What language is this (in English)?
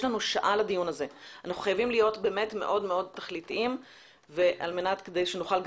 Hebrew